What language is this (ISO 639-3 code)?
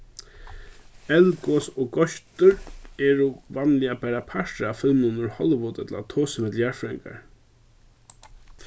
fao